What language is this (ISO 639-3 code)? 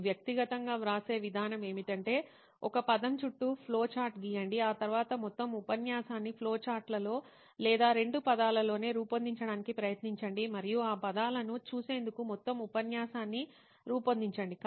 tel